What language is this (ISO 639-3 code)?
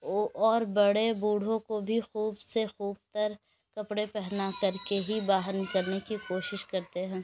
urd